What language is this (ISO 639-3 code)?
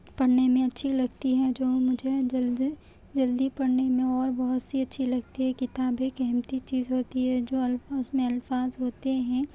urd